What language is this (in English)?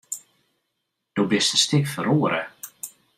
Western Frisian